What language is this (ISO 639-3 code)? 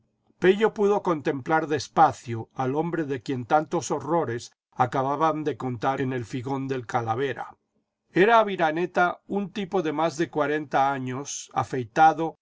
spa